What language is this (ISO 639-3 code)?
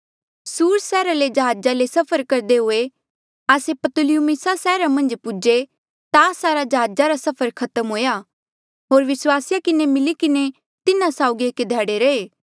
mjl